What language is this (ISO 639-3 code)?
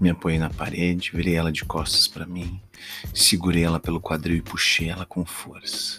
por